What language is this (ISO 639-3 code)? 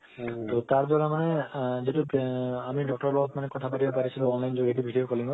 asm